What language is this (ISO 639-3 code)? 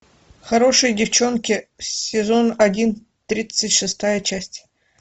rus